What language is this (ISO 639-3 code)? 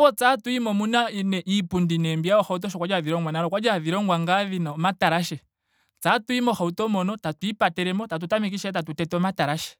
ndo